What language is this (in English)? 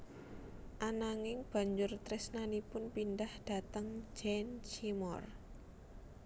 Javanese